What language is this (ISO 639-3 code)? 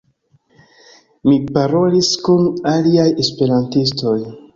epo